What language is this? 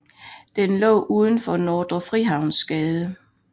Danish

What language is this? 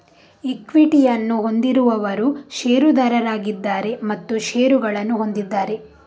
Kannada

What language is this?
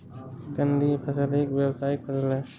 Hindi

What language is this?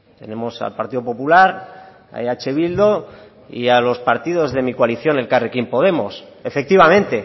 Spanish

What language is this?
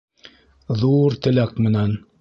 Bashkir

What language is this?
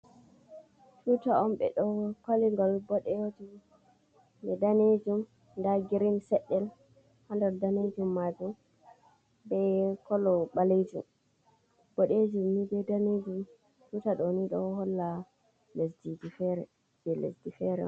Fula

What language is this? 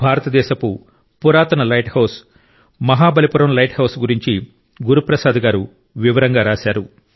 Telugu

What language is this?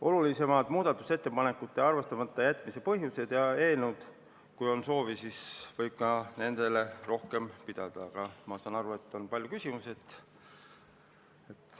Estonian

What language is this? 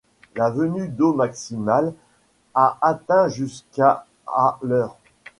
French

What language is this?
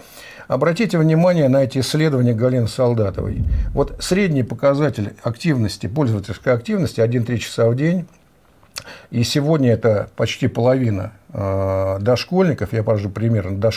Russian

